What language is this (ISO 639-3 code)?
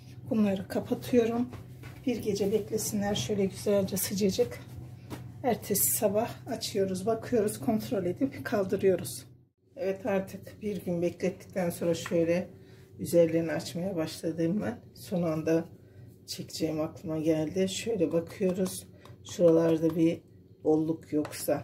tur